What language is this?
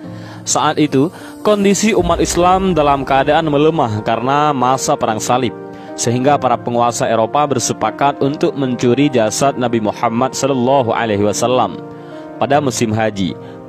Indonesian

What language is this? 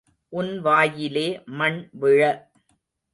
Tamil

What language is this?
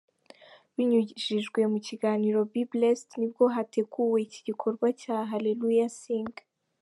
Kinyarwanda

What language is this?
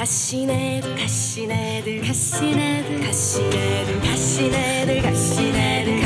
Vietnamese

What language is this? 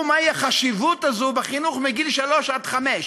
Hebrew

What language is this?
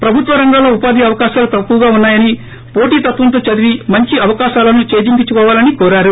Telugu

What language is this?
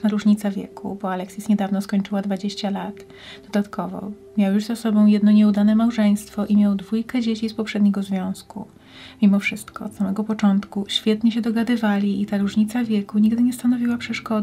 Polish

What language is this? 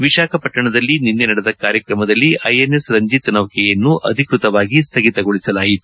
Kannada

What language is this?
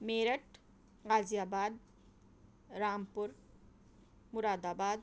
Urdu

